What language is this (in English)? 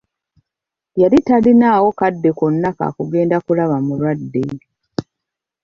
Ganda